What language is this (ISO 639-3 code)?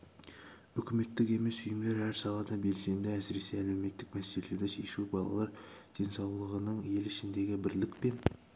kaz